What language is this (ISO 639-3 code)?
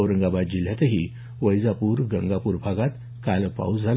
mar